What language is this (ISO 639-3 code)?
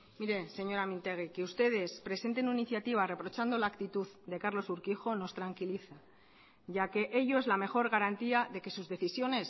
spa